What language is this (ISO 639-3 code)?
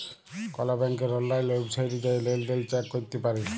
ben